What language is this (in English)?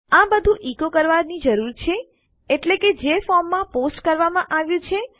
Gujarati